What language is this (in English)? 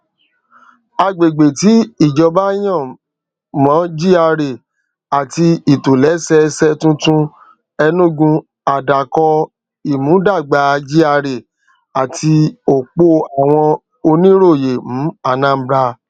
Yoruba